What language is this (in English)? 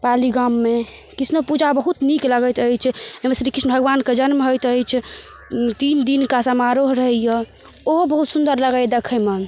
Maithili